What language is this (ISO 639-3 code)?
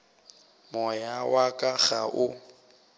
nso